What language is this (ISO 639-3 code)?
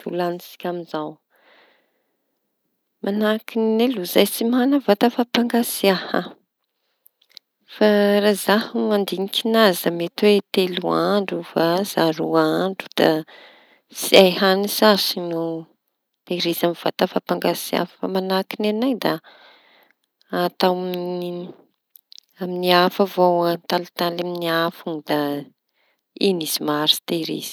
txy